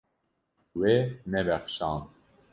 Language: Kurdish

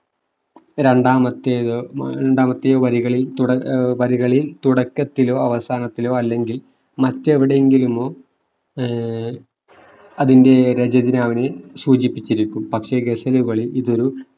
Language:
Malayalam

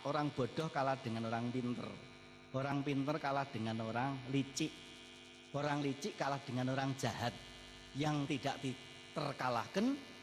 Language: Indonesian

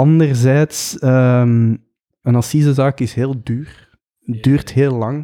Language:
Dutch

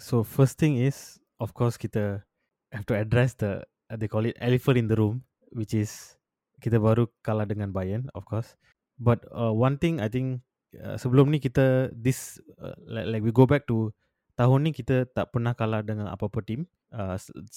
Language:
Malay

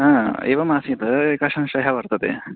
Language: Sanskrit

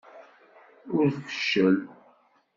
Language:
Kabyle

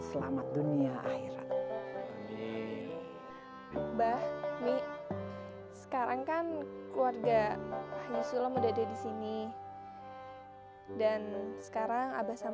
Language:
Indonesian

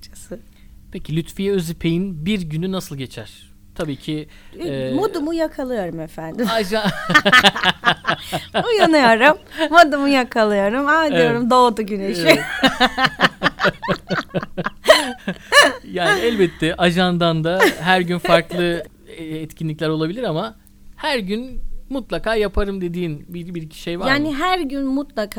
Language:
Turkish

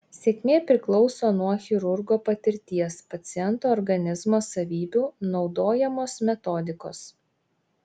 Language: Lithuanian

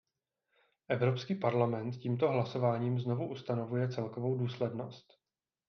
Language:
Czech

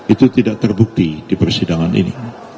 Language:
Indonesian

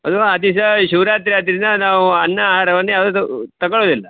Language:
Kannada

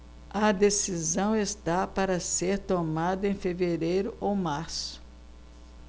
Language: Portuguese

